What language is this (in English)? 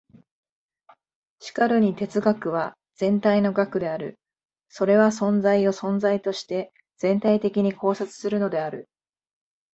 Japanese